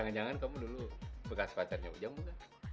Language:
Indonesian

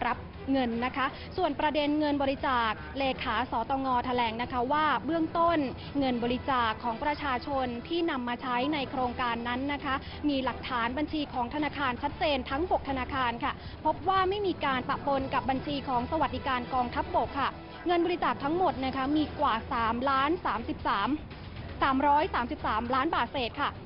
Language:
Thai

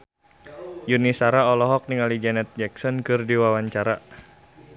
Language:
Sundanese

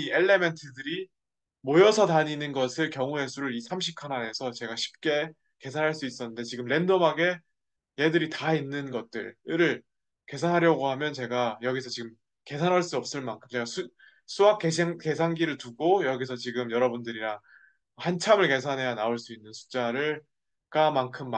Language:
Korean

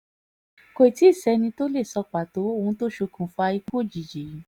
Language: Yoruba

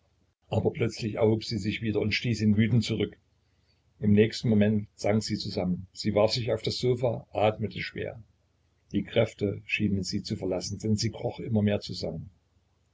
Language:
German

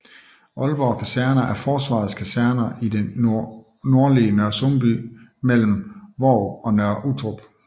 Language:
Danish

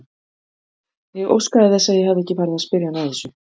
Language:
Icelandic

